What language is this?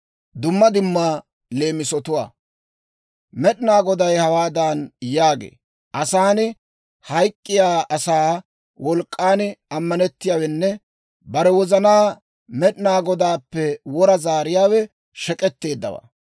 Dawro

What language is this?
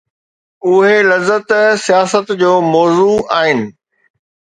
Sindhi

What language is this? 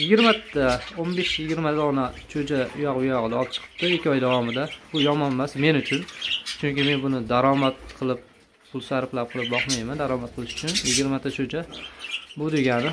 Turkish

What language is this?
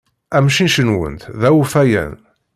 Kabyle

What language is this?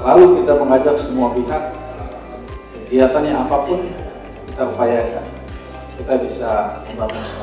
Indonesian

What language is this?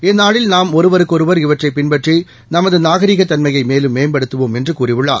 Tamil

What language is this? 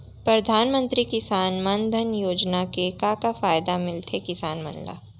Chhattisgarhi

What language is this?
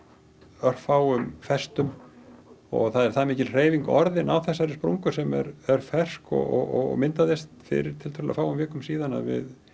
Icelandic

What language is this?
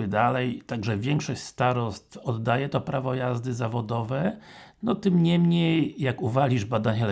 Polish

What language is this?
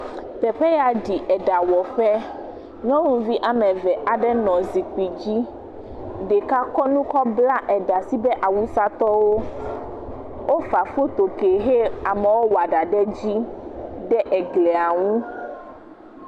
Ewe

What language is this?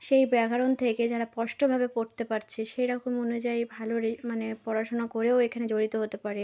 Bangla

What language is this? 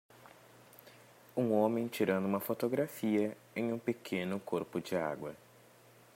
Portuguese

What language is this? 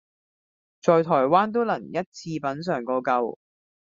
Cantonese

